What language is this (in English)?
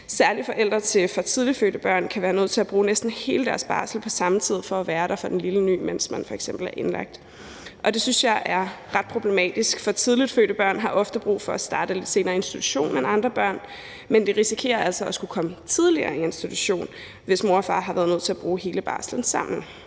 Danish